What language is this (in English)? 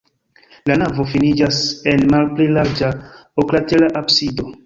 Esperanto